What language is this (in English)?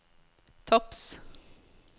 Norwegian